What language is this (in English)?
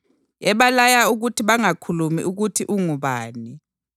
North Ndebele